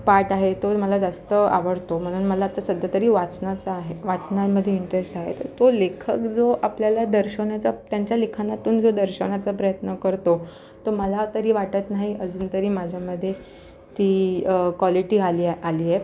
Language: Marathi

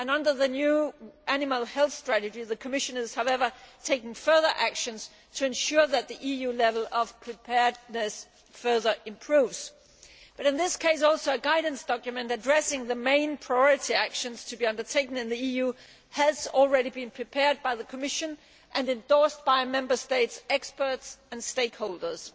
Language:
English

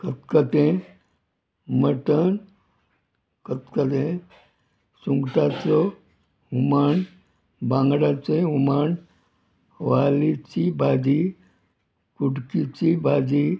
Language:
Konkani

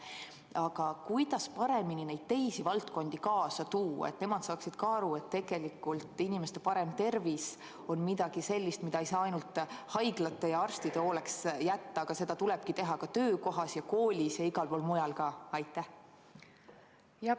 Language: Estonian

